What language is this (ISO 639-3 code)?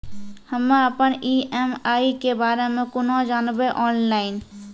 mai